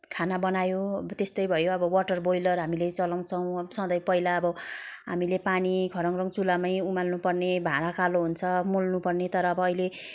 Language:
Nepali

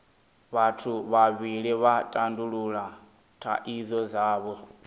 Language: Venda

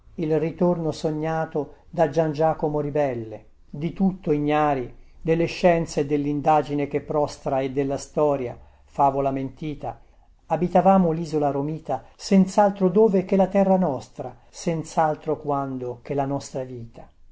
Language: Italian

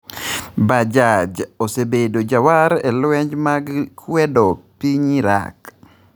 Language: Luo (Kenya and Tanzania)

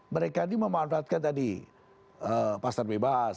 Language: Indonesian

